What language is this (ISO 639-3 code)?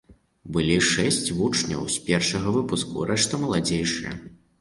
bel